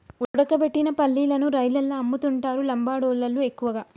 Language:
Telugu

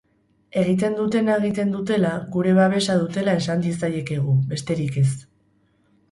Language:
Basque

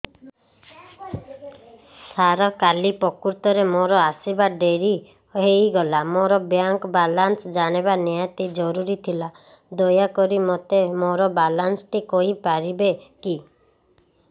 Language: Odia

